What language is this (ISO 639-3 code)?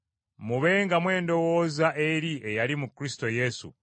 lug